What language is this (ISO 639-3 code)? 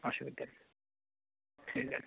ben